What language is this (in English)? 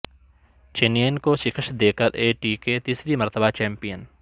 Urdu